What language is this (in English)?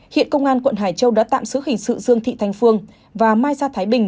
Vietnamese